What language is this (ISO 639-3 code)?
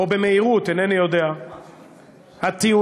heb